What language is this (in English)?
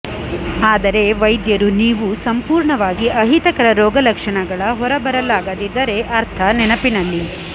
Kannada